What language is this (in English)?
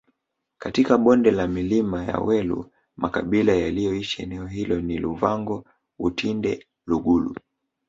Swahili